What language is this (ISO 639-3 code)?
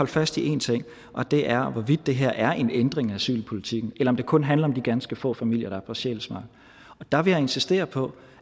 dan